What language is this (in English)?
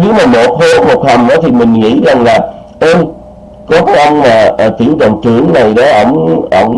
Vietnamese